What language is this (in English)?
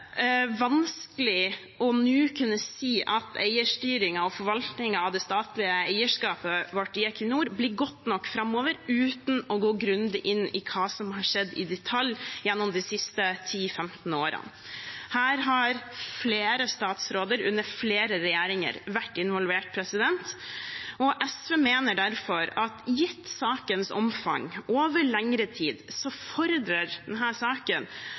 Norwegian Bokmål